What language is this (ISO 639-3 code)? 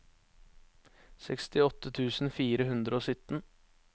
nor